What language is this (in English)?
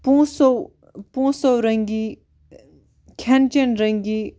Kashmiri